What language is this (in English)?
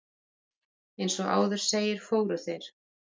Icelandic